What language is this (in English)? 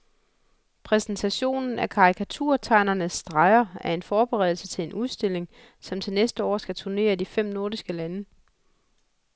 Danish